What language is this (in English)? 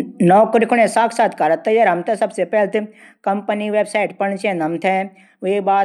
Garhwali